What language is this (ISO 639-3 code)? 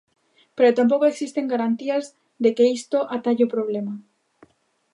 glg